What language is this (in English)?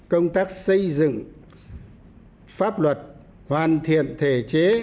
Vietnamese